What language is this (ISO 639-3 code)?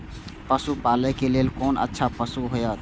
mai